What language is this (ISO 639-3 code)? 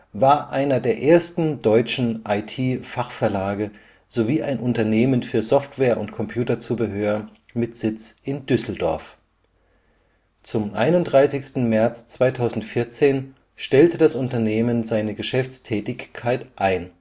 deu